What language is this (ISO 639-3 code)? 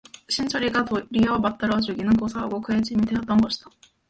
kor